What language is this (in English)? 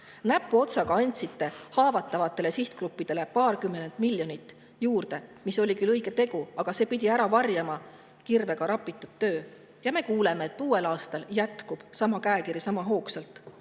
Estonian